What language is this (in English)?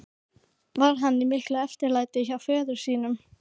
Icelandic